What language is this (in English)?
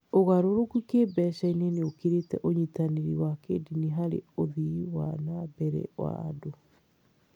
Kikuyu